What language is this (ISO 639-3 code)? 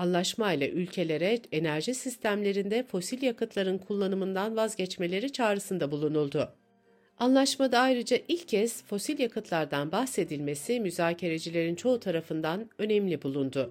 tur